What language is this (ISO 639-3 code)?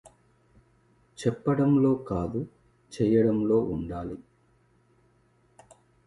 tel